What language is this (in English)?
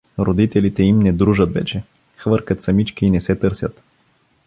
Bulgarian